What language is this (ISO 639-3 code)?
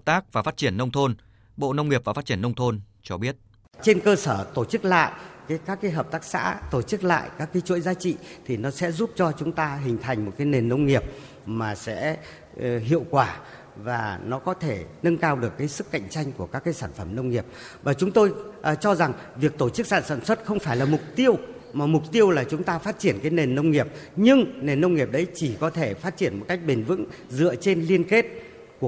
vie